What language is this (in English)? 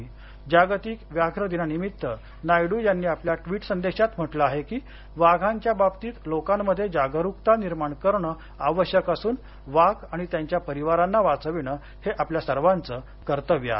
Marathi